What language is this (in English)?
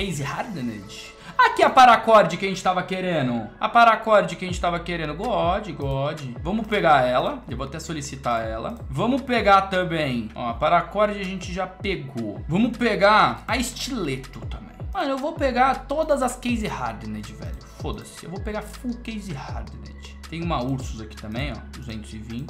Portuguese